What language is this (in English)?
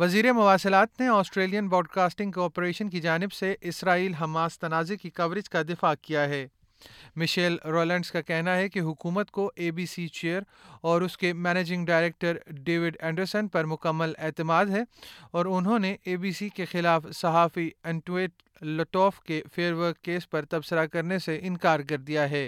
Urdu